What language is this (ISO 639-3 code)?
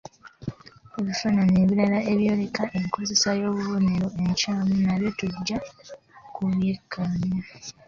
lug